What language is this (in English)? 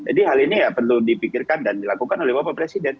Indonesian